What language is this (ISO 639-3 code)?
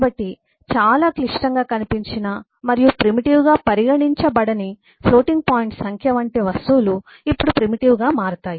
tel